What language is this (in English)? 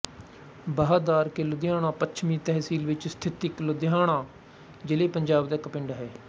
Punjabi